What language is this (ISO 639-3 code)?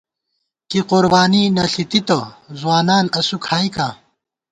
gwt